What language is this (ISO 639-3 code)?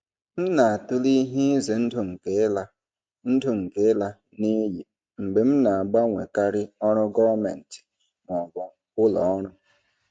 ibo